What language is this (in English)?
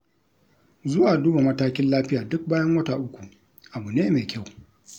Hausa